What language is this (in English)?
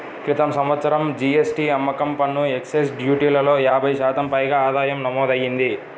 Telugu